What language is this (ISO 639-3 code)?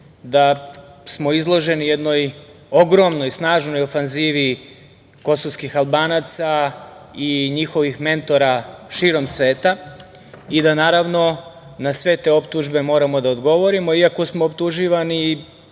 srp